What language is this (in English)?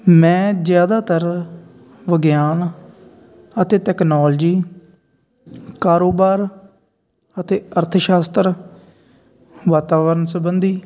Punjabi